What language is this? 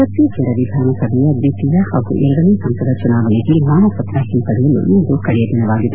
Kannada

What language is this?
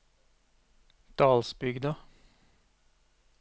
Norwegian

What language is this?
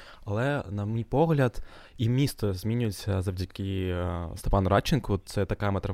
Ukrainian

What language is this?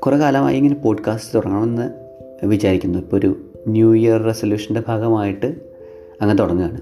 Malayalam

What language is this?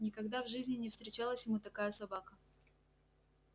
Russian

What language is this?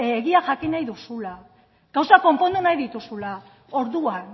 Basque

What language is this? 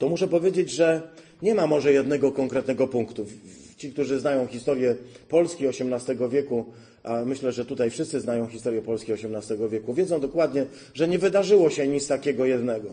Polish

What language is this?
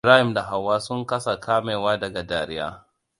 Hausa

